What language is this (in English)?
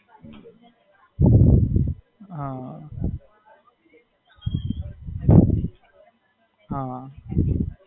Gujarati